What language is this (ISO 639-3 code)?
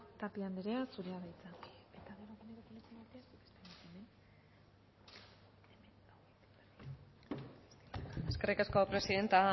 eus